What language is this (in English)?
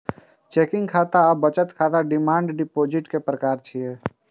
Maithili